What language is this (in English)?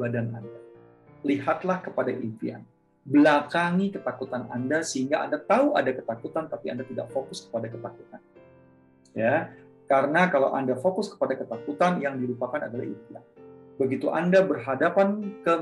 Indonesian